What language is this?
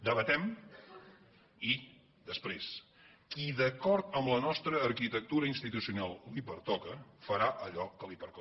Catalan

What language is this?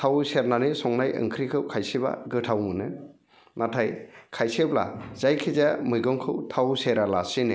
Bodo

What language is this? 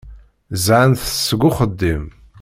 Kabyle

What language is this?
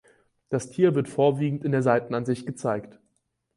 German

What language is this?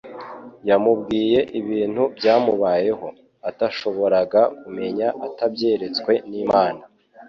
Kinyarwanda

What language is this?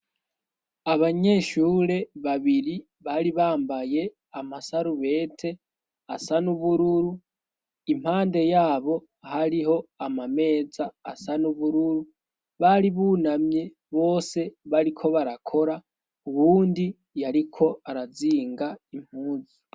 Rundi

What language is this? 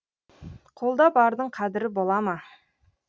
Kazakh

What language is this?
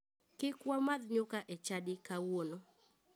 Luo (Kenya and Tanzania)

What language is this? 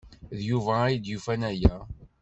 Kabyle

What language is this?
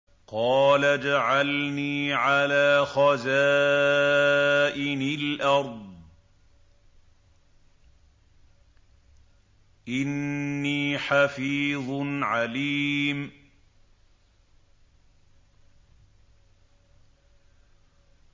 Arabic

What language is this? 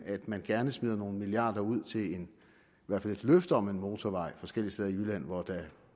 Danish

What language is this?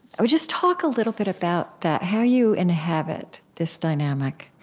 English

